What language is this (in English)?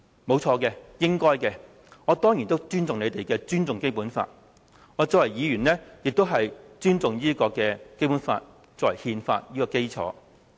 Cantonese